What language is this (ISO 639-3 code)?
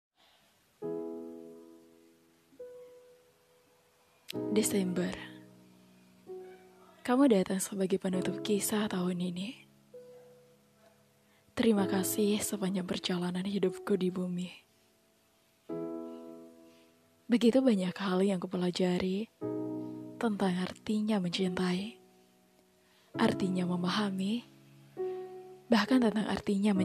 ind